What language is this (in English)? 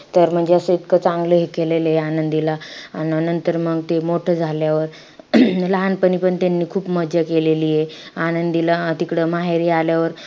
Marathi